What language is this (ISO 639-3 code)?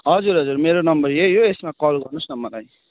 nep